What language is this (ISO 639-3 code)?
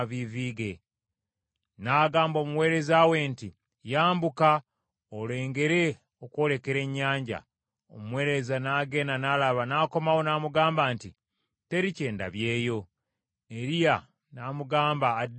lug